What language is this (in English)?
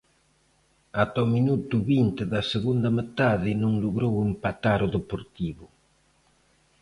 Galician